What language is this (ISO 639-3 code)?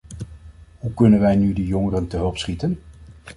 nld